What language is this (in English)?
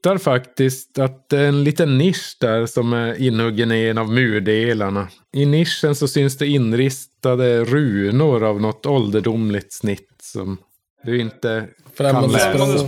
Swedish